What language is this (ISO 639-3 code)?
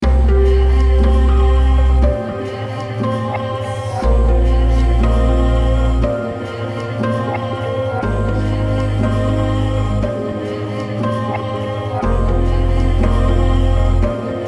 swe